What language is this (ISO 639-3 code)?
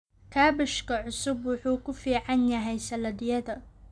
som